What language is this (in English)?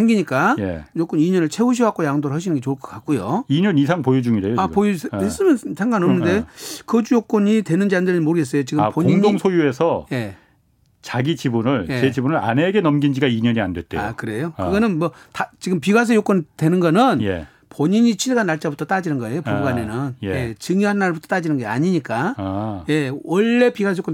Korean